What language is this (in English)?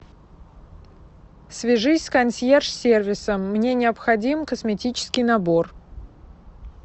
Russian